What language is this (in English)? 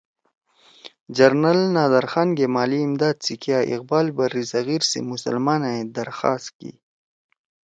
Torwali